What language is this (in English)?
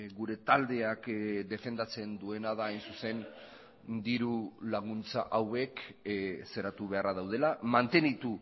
Basque